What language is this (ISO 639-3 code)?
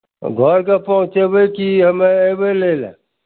mai